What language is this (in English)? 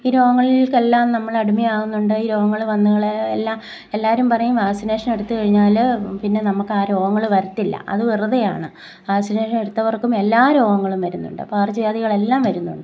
Malayalam